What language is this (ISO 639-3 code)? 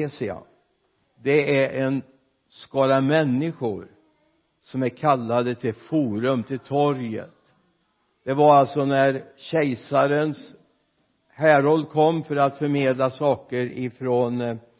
swe